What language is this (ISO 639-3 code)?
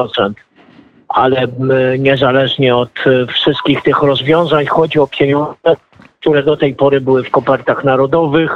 pol